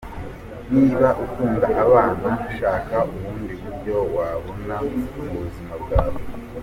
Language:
Kinyarwanda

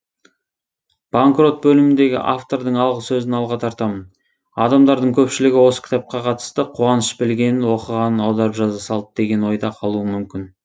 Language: Kazakh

